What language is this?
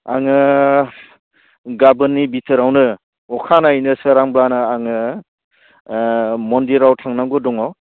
Bodo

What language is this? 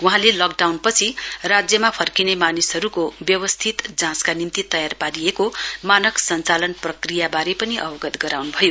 Nepali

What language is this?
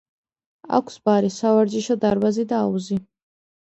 Georgian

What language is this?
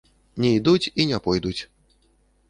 Belarusian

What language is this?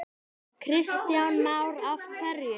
Icelandic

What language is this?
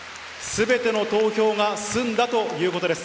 Japanese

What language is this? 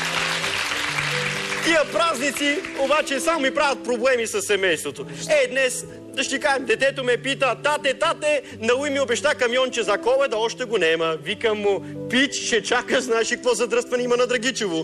Bulgarian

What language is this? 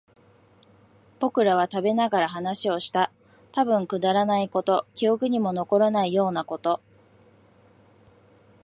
Japanese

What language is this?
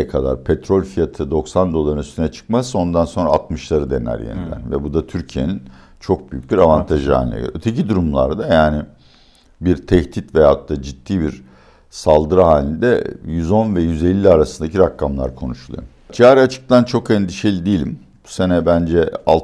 Turkish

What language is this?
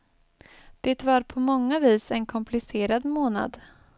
Swedish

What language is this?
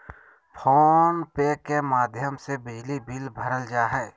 Magahi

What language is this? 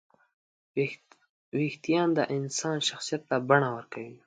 Pashto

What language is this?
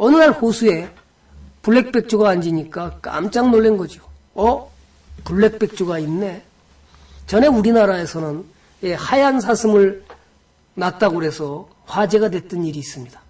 Korean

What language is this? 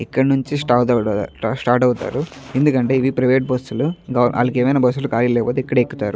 Telugu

